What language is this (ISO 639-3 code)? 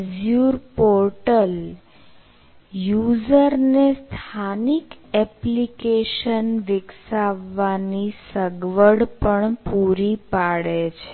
guj